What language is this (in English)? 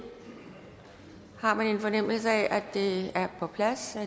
Danish